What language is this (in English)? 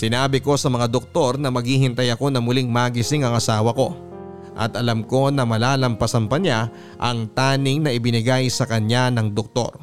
Filipino